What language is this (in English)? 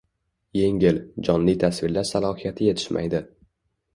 Uzbek